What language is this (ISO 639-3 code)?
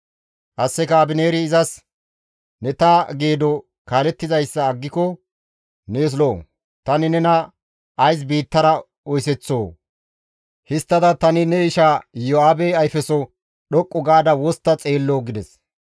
gmv